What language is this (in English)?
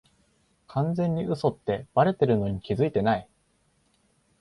Japanese